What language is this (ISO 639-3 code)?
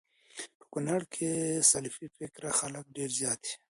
pus